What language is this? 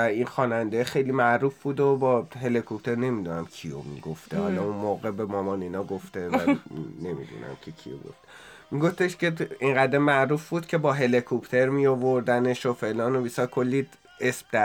Persian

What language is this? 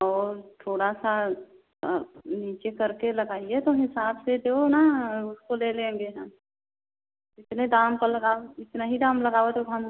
Hindi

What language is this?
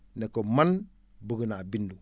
Wolof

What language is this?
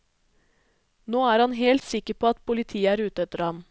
Norwegian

